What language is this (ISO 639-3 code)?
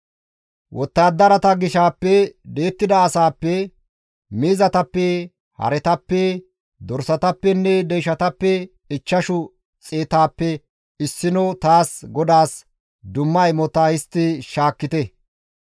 gmv